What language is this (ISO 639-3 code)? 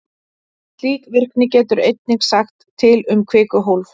isl